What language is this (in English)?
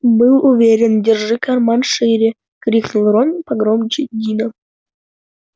Russian